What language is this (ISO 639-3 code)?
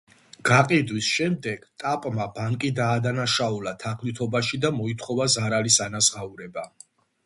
kat